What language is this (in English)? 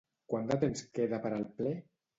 Catalan